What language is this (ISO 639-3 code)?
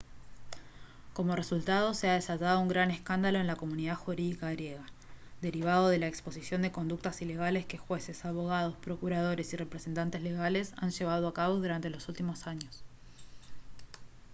spa